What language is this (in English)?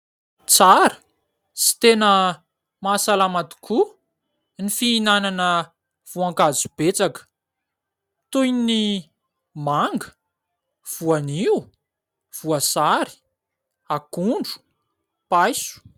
Malagasy